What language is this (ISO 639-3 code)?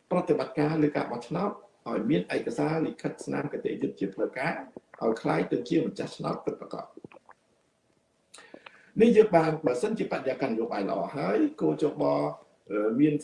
vie